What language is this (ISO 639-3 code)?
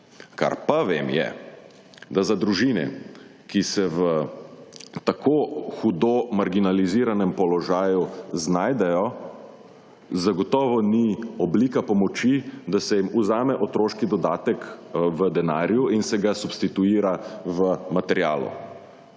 slv